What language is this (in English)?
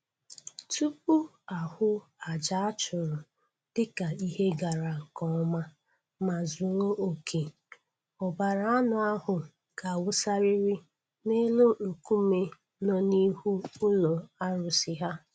Igbo